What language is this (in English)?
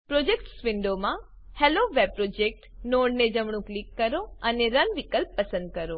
Gujarati